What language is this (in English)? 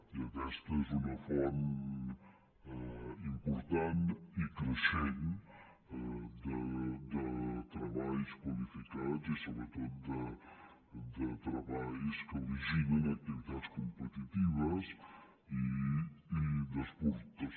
Catalan